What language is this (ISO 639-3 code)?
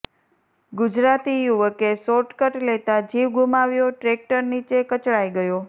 guj